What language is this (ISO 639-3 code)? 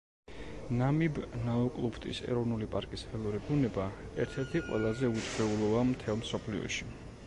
kat